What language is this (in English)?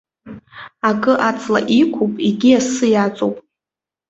Abkhazian